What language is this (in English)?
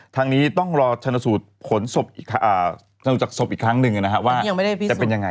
Thai